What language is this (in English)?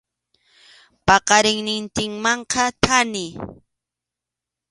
Arequipa-La Unión Quechua